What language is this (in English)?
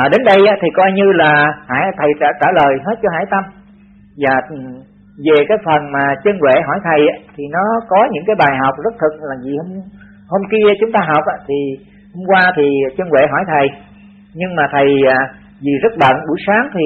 Vietnamese